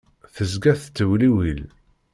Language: Kabyle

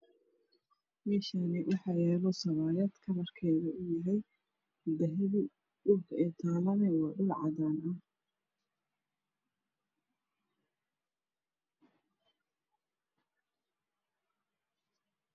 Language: Somali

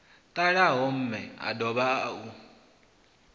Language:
Venda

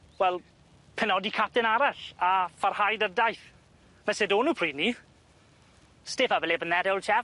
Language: Welsh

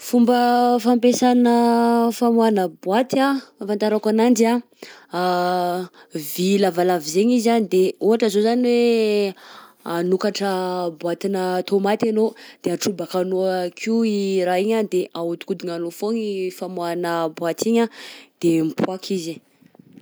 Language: Southern Betsimisaraka Malagasy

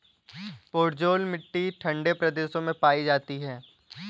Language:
Hindi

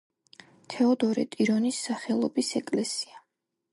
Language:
Georgian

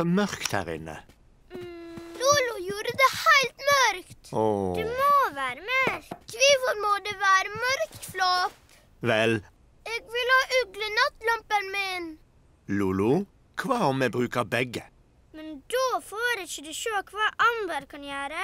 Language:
Norwegian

